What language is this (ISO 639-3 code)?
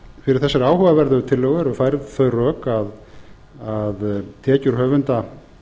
isl